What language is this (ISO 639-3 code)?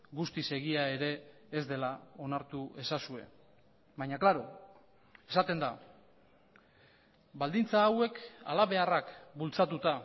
eus